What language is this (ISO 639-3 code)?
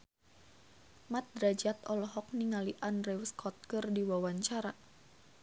sun